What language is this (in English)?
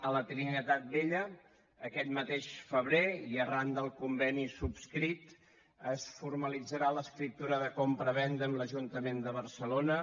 Catalan